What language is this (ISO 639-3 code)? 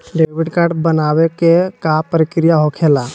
mag